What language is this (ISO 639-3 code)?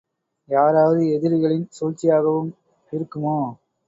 tam